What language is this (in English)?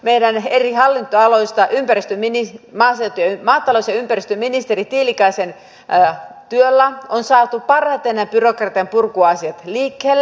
Finnish